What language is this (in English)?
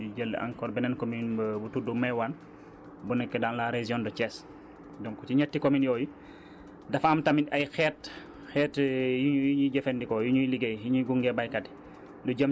Wolof